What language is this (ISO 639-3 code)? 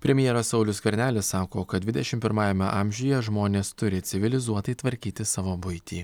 lit